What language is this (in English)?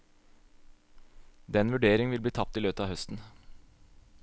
Norwegian